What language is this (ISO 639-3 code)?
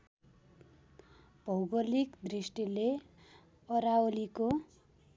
nep